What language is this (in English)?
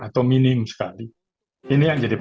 Indonesian